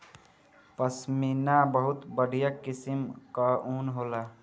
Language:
Bhojpuri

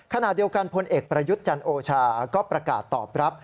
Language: Thai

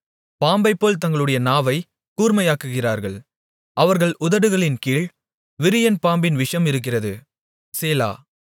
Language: Tamil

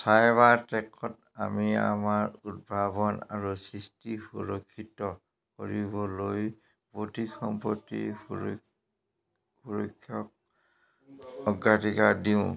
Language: Assamese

